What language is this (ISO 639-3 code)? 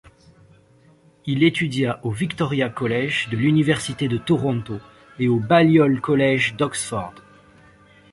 fra